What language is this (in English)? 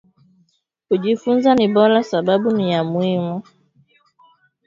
Swahili